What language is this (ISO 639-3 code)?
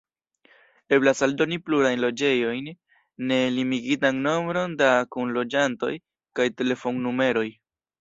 epo